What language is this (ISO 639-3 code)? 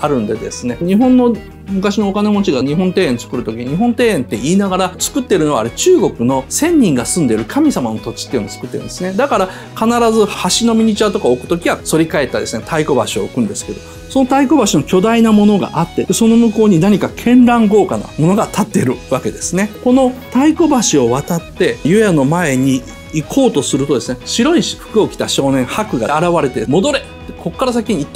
jpn